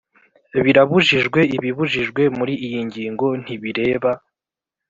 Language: Kinyarwanda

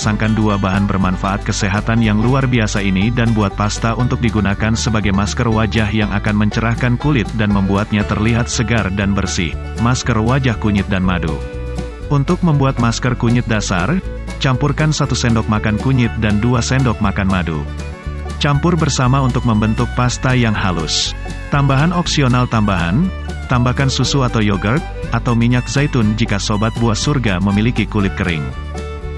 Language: Indonesian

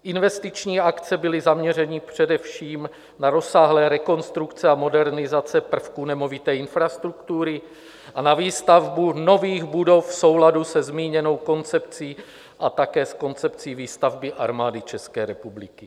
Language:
Czech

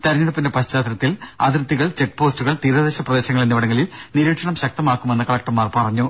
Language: Malayalam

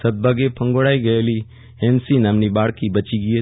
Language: Gujarati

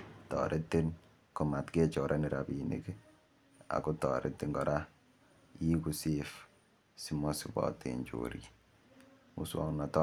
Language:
Kalenjin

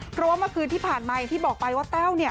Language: Thai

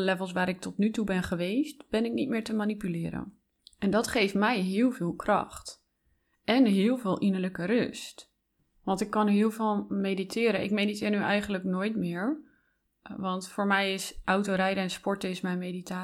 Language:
Dutch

